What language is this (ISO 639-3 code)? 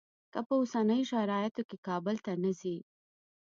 pus